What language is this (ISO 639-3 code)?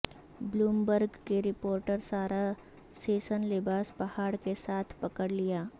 urd